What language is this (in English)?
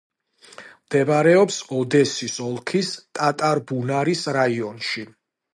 Georgian